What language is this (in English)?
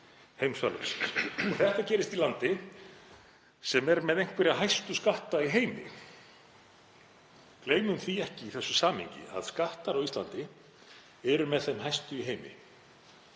Icelandic